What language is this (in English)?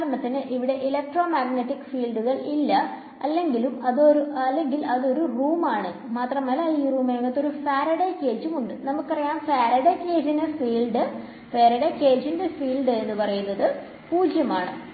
Malayalam